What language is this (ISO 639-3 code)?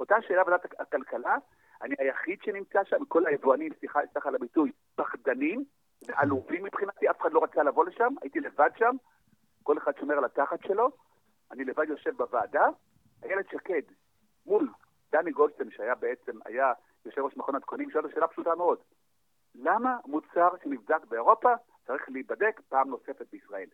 heb